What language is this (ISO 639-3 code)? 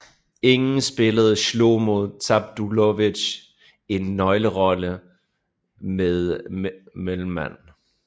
dan